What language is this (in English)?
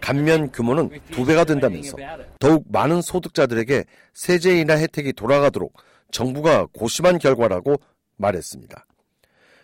Korean